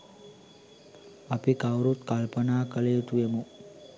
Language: Sinhala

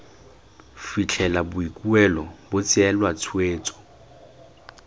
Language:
Tswana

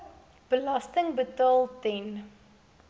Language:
Afrikaans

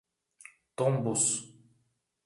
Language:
Portuguese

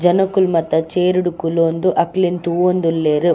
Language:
Tulu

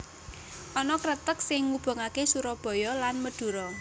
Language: Javanese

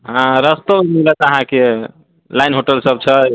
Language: Maithili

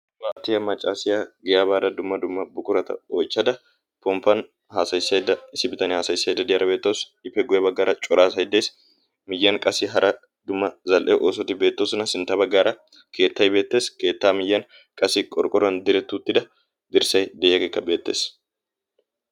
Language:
Wolaytta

